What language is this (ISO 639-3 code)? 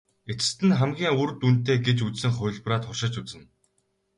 mon